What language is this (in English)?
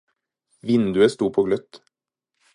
Norwegian Bokmål